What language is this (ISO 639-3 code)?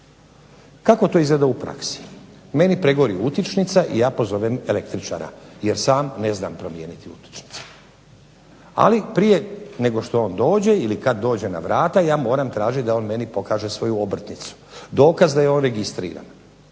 hrv